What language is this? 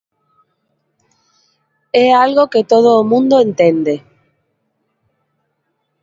Galician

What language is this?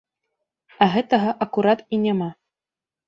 Belarusian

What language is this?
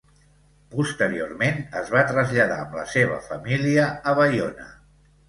Catalan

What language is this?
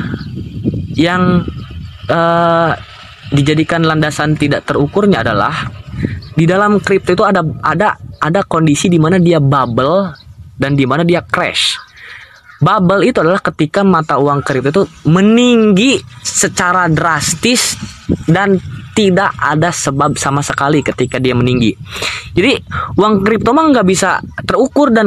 Indonesian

